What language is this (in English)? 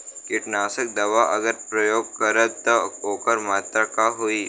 Bhojpuri